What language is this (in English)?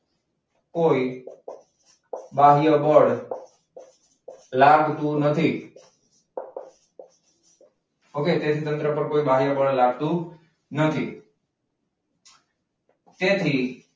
Gujarati